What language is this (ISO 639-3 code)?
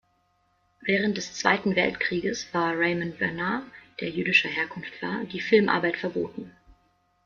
deu